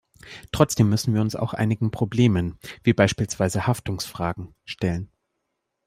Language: German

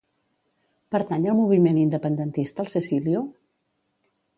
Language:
Catalan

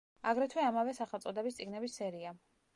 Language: Georgian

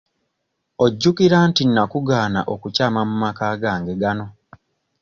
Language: Ganda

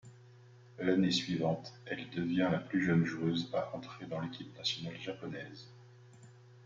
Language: French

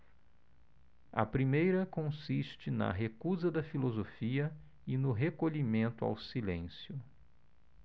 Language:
Portuguese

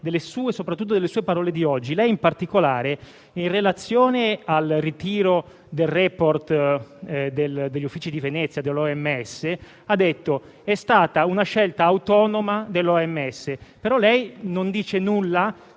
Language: Italian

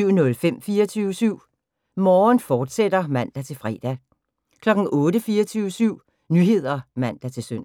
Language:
Danish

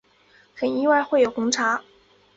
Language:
Chinese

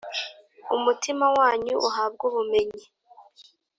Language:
Kinyarwanda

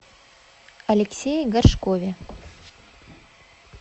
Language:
Russian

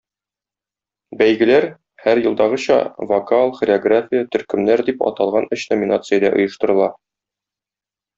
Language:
Tatar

